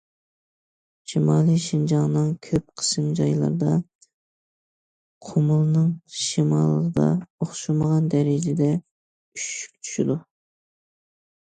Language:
Uyghur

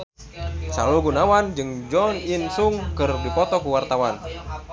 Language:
Sundanese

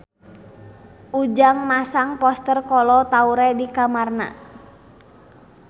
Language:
Sundanese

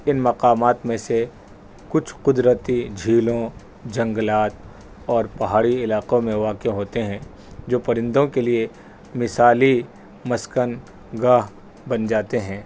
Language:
Urdu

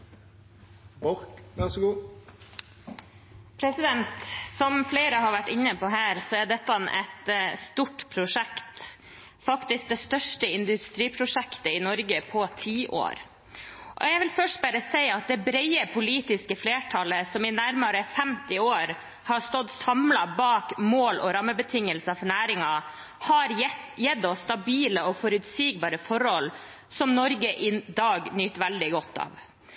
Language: Norwegian Bokmål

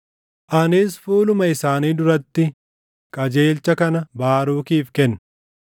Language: Oromo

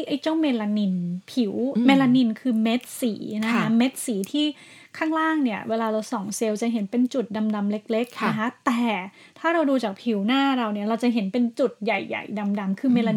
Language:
Thai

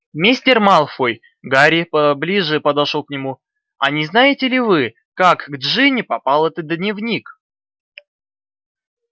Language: Russian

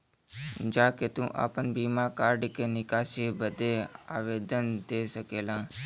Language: Bhojpuri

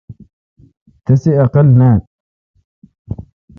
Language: Kalkoti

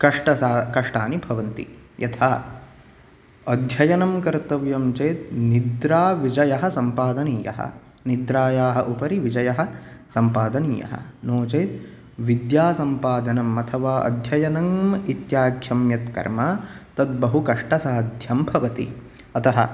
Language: Sanskrit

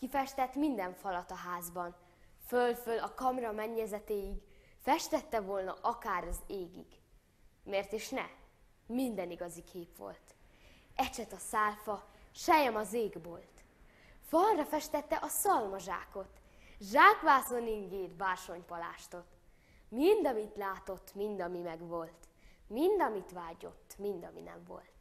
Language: Hungarian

